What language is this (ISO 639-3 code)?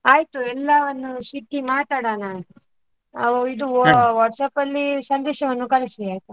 kan